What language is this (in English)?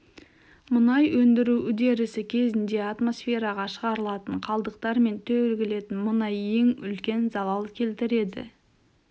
Kazakh